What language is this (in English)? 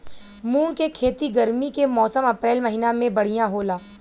Bhojpuri